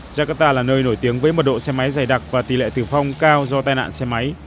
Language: Vietnamese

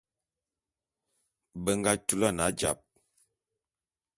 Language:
Bulu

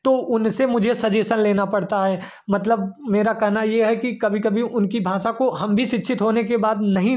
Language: Hindi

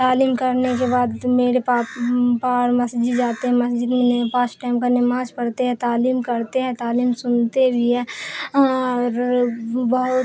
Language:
Urdu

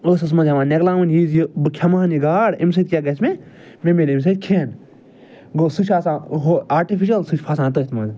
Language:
Kashmiri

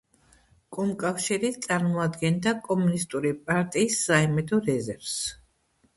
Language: Georgian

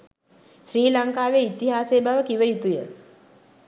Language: Sinhala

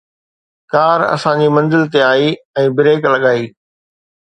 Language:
Sindhi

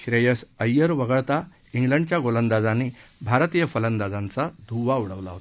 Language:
Marathi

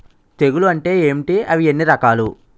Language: Telugu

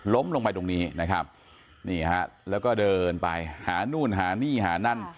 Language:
Thai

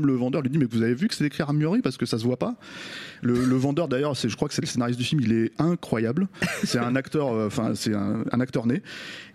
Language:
French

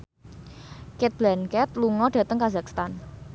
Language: Javanese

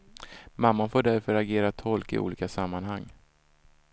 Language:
Swedish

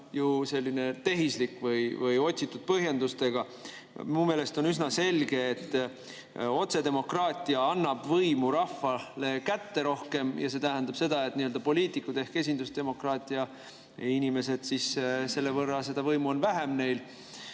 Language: Estonian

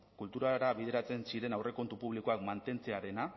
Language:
Basque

